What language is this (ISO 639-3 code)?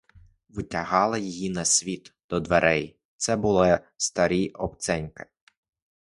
ukr